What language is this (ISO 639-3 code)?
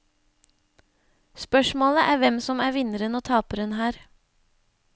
nor